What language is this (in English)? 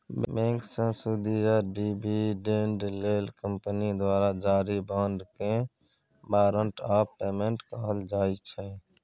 Maithili